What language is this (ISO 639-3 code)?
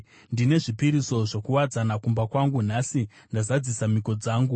sna